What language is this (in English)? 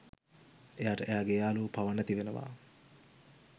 Sinhala